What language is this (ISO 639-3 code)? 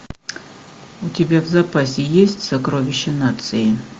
rus